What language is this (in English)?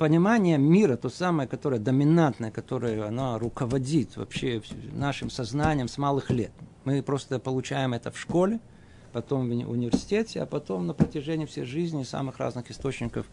Russian